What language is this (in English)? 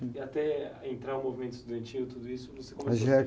Portuguese